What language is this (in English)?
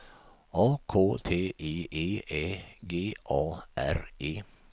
Swedish